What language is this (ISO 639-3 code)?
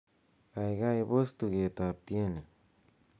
kln